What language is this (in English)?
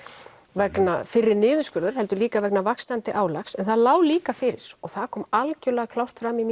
Icelandic